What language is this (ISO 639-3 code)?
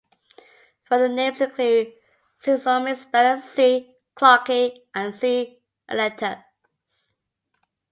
eng